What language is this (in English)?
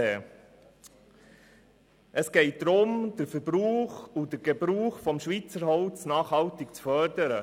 Swiss German